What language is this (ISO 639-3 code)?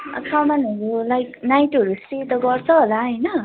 nep